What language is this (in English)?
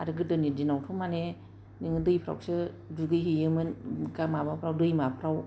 Bodo